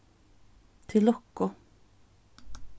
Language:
Faroese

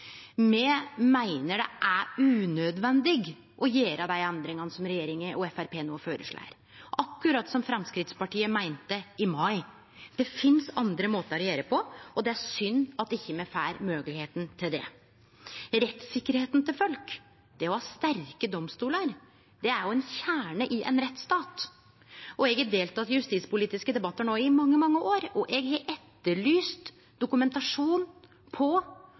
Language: Norwegian Nynorsk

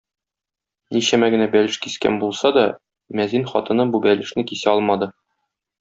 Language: Tatar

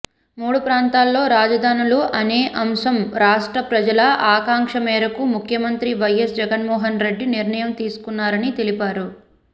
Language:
Telugu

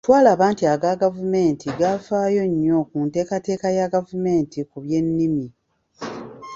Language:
Ganda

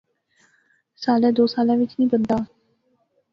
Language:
Pahari-Potwari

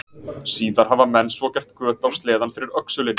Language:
Icelandic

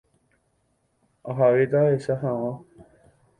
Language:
Guarani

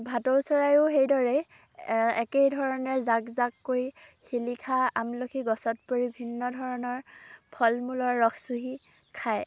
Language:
Assamese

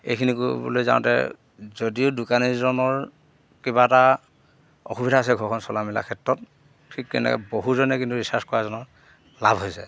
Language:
Assamese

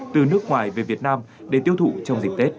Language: Vietnamese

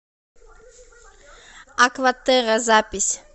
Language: Russian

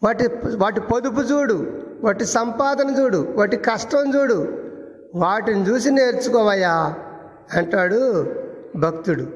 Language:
Telugu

